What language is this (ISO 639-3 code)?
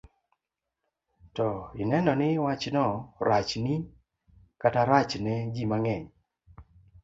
luo